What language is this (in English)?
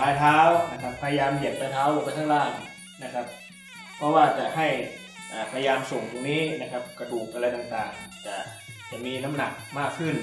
Thai